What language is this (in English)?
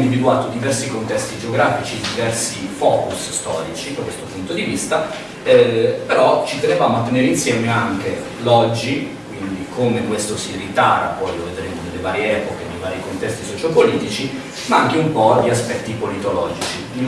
Italian